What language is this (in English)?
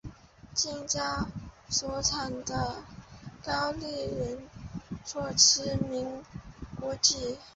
Chinese